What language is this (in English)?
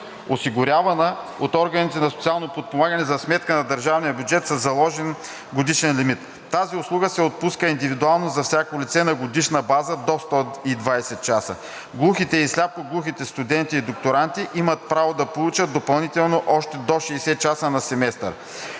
Bulgarian